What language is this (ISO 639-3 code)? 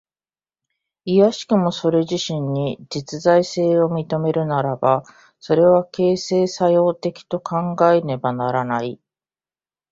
jpn